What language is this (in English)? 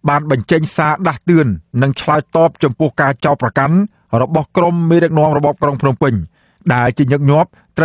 Thai